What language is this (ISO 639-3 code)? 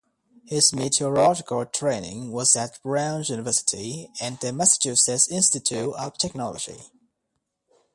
eng